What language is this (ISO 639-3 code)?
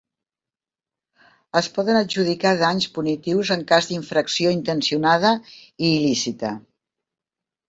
cat